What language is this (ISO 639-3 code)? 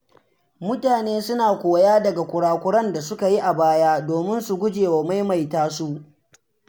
hau